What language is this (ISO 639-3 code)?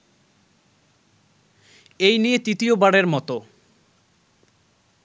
ben